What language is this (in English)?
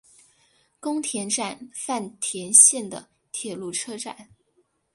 Chinese